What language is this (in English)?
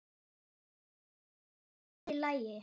Icelandic